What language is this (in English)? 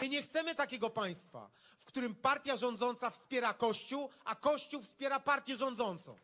Polish